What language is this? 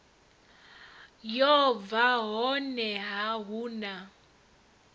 Venda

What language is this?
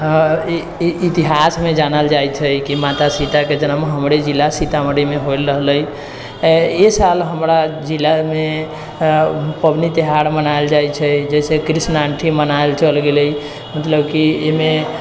Maithili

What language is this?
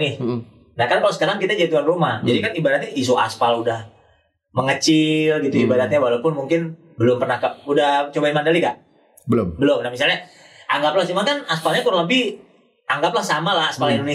Indonesian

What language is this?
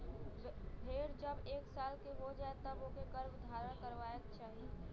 Bhojpuri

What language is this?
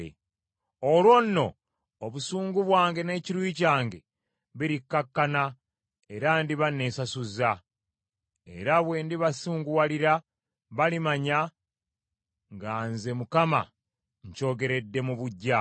Ganda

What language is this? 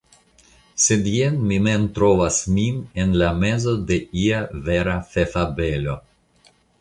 Esperanto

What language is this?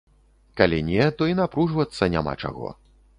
Belarusian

